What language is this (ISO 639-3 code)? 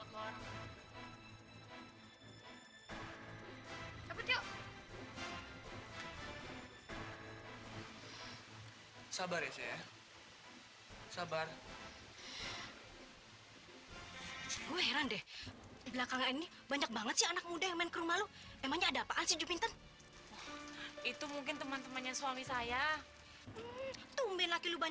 ind